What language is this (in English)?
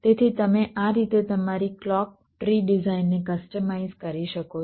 Gujarati